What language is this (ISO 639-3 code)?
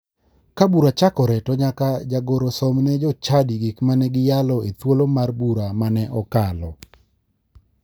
luo